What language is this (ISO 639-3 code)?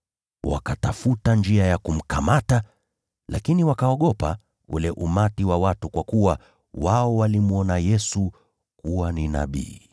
swa